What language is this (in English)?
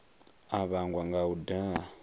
Venda